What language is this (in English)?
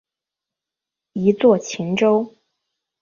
Chinese